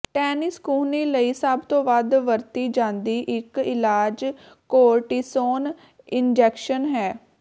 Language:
Punjabi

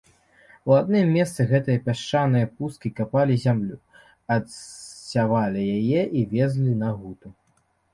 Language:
Belarusian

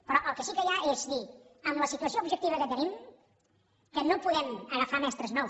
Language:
Catalan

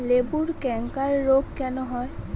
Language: Bangla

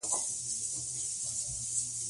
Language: Pashto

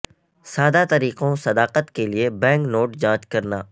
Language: Urdu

